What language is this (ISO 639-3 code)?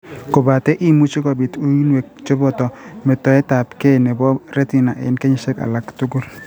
kln